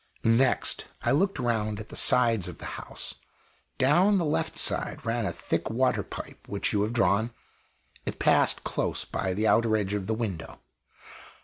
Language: English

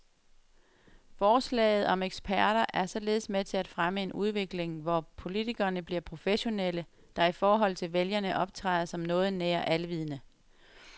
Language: Danish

